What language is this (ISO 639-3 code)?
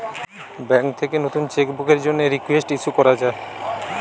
ben